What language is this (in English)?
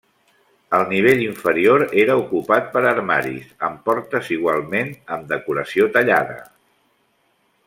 Catalan